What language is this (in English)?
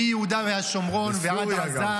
Hebrew